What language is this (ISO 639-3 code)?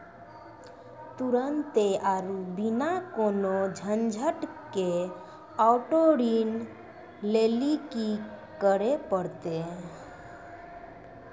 mai